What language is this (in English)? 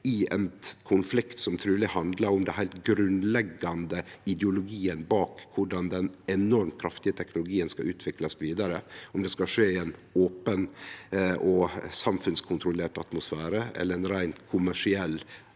Norwegian